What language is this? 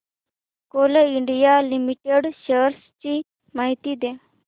Marathi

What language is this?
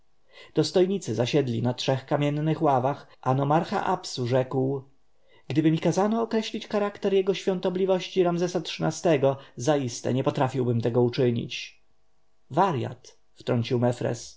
Polish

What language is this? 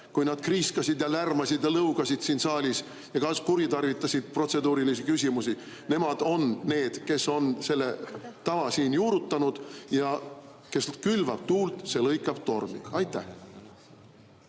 Estonian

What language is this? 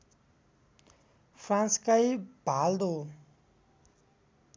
Nepali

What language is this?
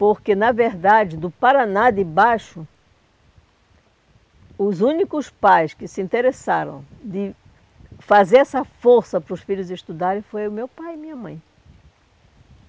Portuguese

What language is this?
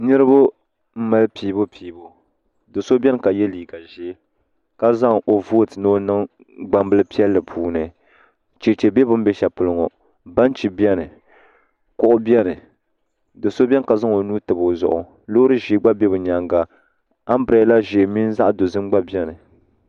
Dagbani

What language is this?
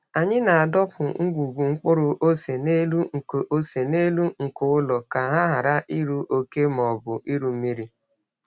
Igbo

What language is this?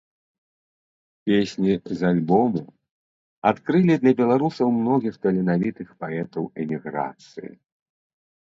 Belarusian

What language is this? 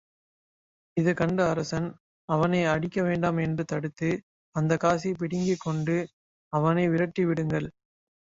Tamil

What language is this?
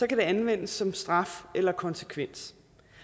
Danish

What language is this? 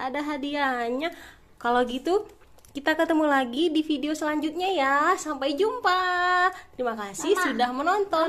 Indonesian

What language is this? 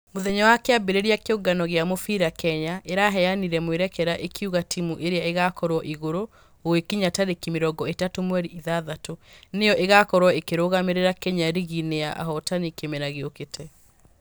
Kikuyu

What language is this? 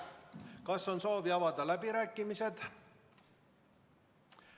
Estonian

